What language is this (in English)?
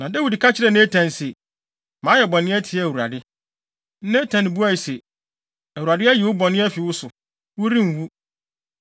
Akan